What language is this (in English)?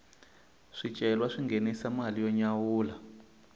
Tsonga